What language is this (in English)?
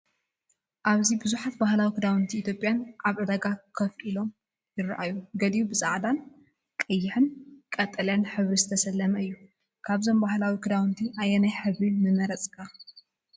Tigrinya